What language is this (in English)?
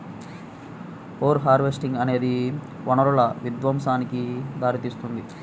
Telugu